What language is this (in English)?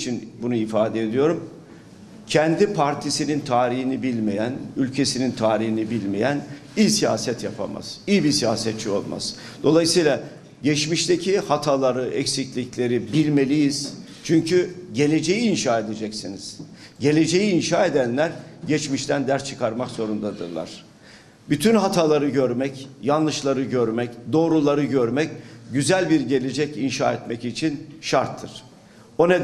Turkish